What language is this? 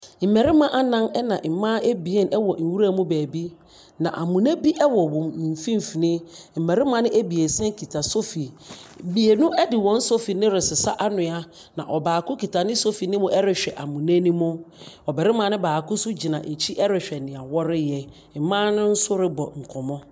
Akan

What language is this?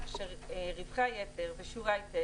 Hebrew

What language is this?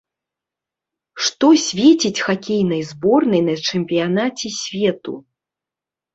Belarusian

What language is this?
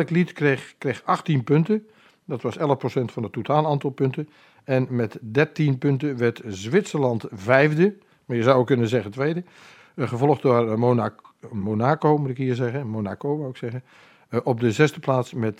Dutch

